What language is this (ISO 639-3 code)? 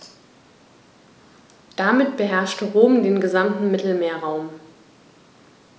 deu